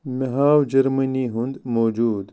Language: Kashmiri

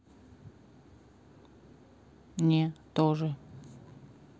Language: Russian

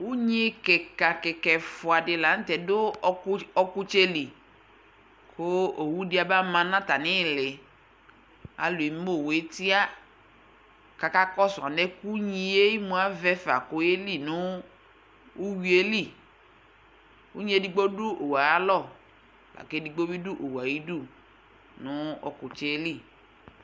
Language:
Ikposo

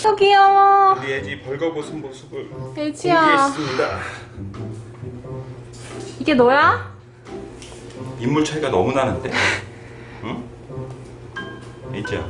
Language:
Korean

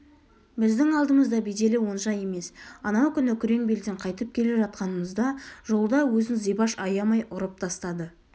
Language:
Kazakh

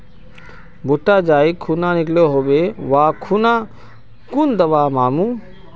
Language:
Magahi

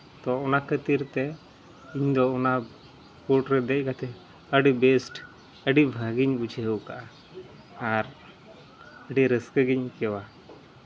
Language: Santali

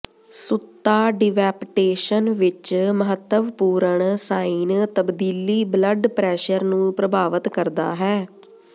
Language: Punjabi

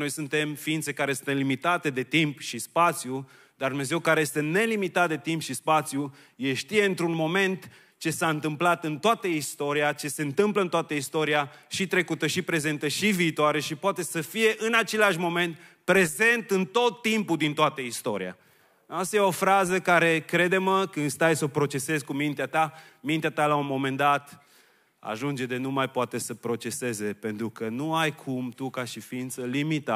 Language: Romanian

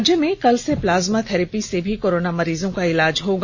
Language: Hindi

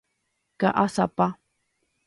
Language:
Guarani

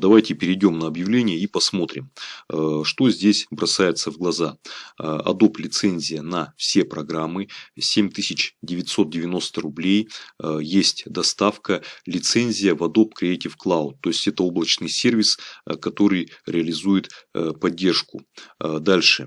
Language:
Russian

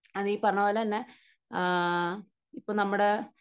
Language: Malayalam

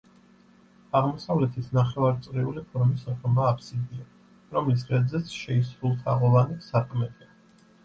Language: Georgian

